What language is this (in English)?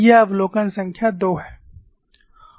Hindi